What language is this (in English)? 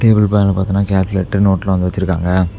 Tamil